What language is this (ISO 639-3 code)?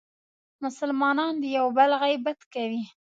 pus